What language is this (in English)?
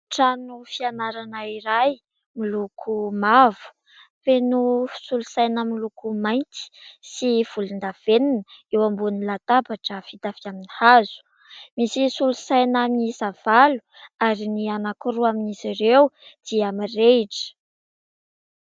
Malagasy